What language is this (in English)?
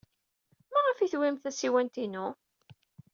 Kabyle